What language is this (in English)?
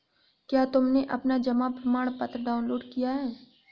Hindi